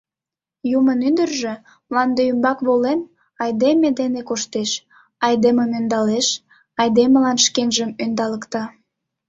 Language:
Mari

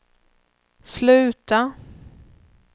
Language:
Swedish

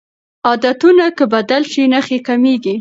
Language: Pashto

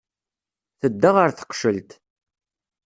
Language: Kabyle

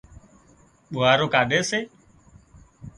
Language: Wadiyara Koli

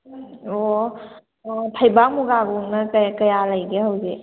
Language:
Manipuri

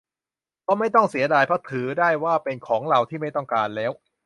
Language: Thai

